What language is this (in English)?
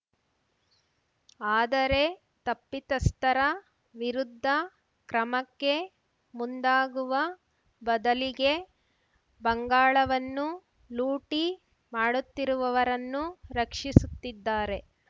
Kannada